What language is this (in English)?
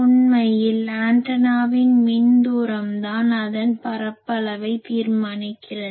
Tamil